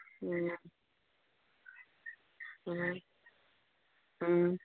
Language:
Manipuri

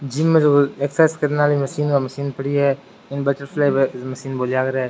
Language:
Rajasthani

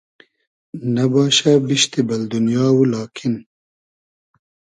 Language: Hazaragi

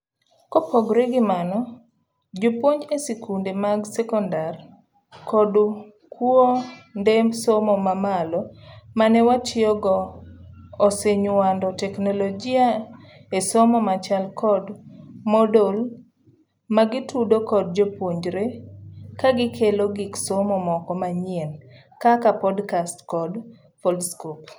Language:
Luo (Kenya and Tanzania)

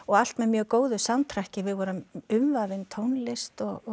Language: Icelandic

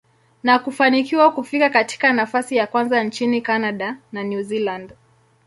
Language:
Swahili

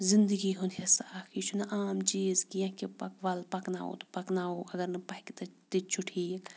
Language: Kashmiri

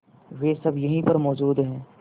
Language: Hindi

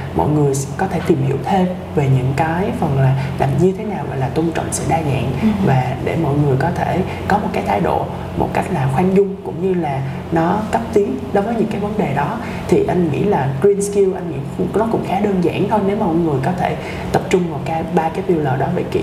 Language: Vietnamese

